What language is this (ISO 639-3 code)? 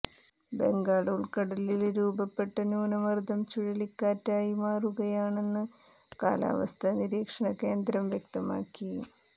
mal